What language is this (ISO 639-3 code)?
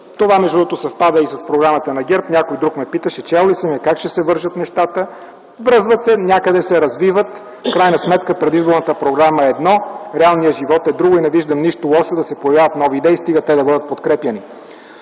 bul